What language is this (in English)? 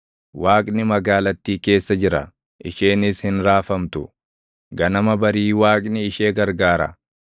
Oromo